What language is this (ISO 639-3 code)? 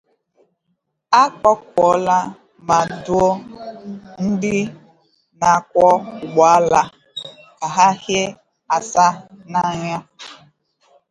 ibo